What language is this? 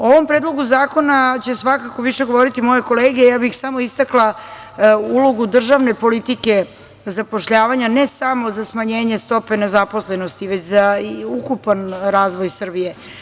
Serbian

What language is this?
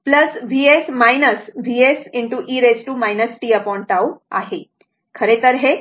Marathi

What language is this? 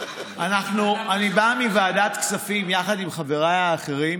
Hebrew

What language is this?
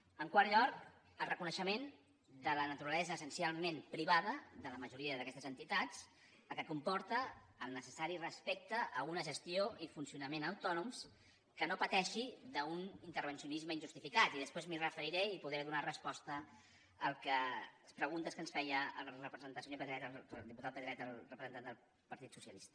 Catalan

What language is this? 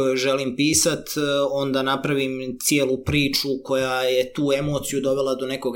Croatian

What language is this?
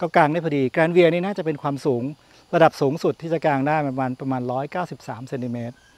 Thai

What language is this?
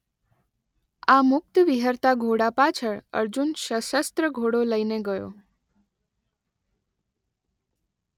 Gujarati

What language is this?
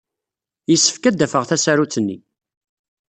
Kabyle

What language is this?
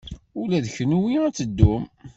Kabyle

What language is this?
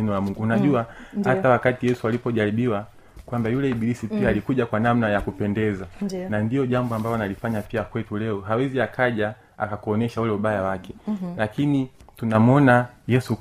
Swahili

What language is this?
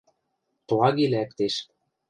Western Mari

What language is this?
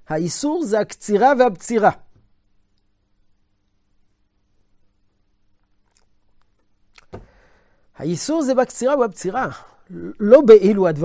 Hebrew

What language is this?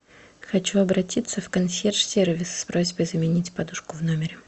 Russian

